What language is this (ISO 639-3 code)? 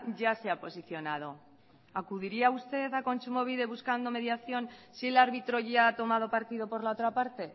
spa